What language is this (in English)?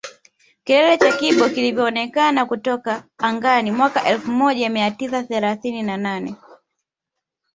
Swahili